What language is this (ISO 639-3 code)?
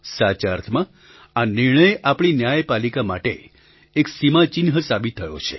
guj